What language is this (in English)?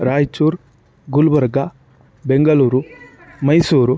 Sanskrit